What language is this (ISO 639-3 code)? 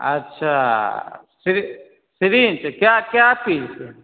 mai